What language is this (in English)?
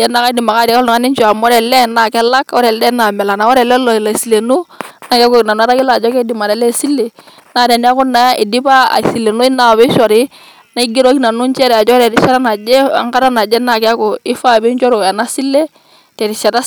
Masai